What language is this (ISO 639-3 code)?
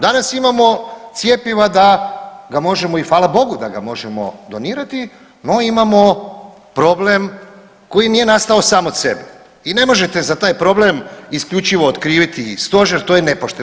hrv